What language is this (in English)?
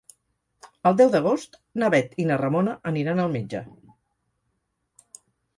Catalan